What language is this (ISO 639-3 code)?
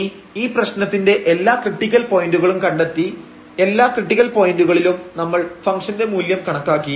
mal